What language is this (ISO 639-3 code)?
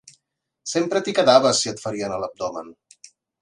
cat